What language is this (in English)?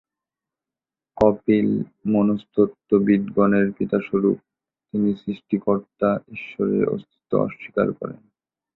Bangla